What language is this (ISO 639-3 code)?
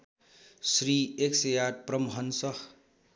nep